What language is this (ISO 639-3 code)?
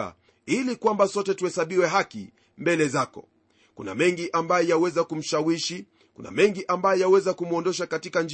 swa